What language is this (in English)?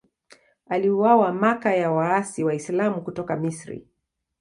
Swahili